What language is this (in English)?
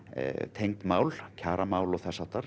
Icelandic